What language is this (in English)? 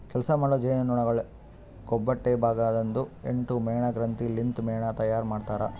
Kannada